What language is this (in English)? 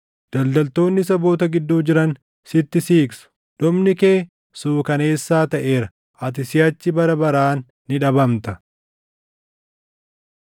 Oromo